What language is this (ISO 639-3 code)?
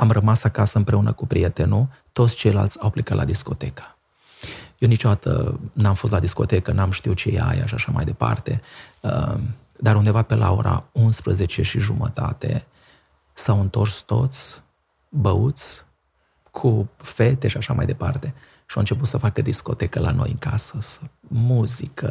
ron